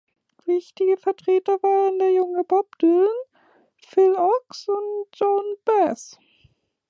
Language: German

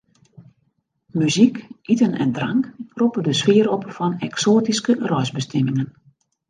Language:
Western Frisian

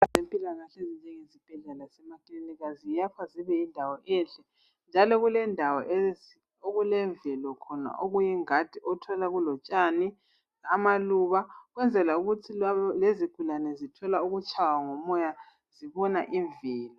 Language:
North Ndebele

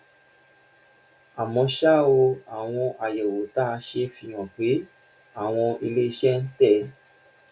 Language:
Yoruba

